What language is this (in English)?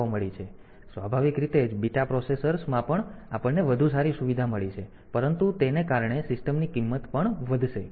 Gujarati